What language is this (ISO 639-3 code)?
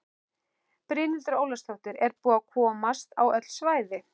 isl